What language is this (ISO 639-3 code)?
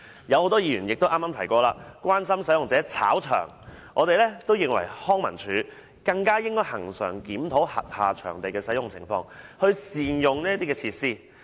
yue